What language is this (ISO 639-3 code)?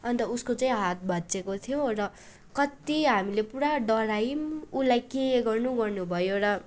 nep